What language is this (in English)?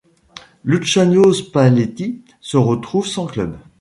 French